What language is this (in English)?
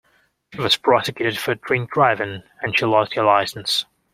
English